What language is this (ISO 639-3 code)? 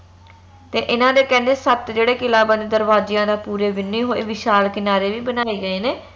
pan